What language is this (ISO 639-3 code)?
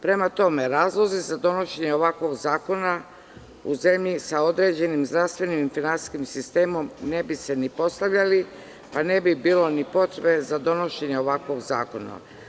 srp